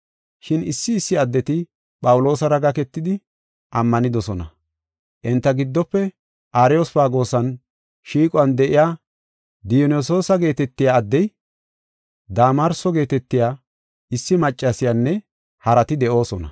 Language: Gofa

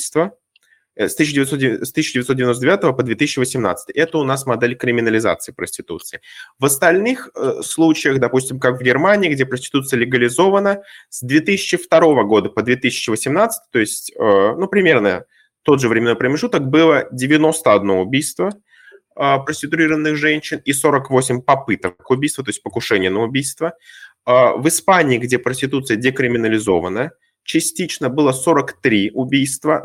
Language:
Russian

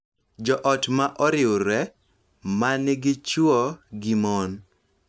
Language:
Luo (Kenya and Tanzania)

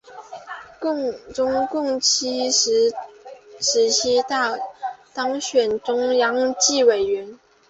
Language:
Chinese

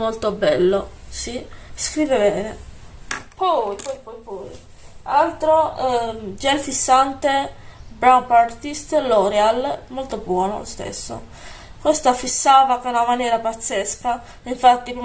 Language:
Italian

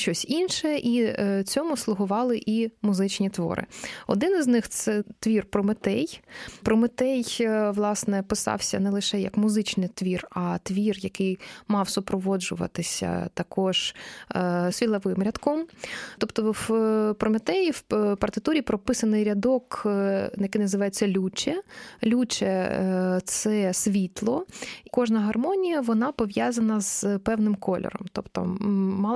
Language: Ukrainian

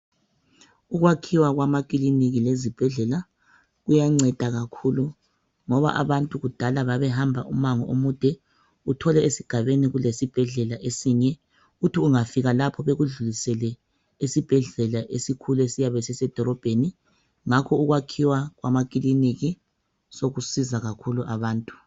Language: North Ndebele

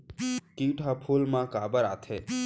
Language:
Chhattisgarhi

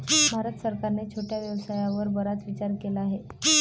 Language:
Marathi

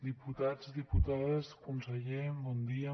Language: Catalan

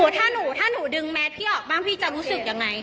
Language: Thai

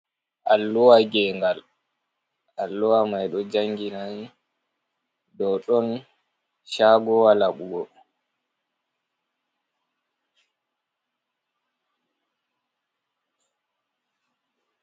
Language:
Fula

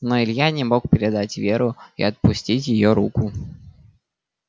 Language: Russian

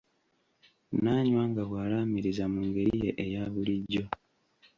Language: Ganda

